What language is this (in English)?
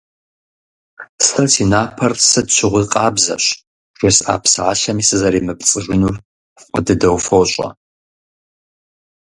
Kabardian